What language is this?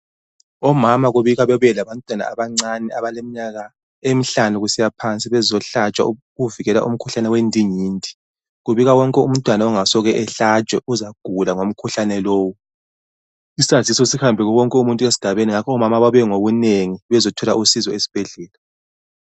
North Ndebele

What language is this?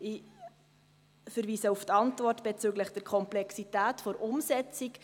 Swiss German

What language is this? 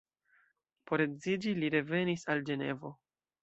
Esperanto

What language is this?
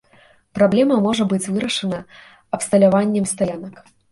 Belarusian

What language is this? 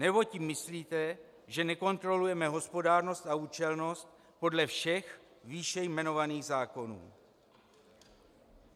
Czech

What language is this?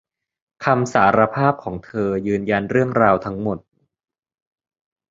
Thai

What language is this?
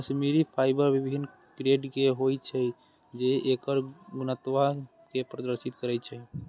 Maithili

